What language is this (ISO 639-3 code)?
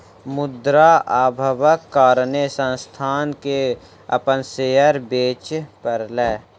mai